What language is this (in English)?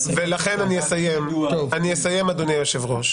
Hebrew